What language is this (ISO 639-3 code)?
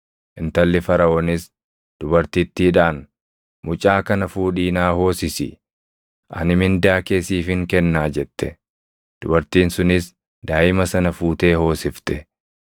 orm